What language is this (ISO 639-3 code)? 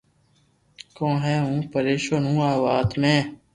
lrk